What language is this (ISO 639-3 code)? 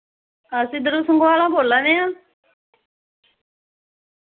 doi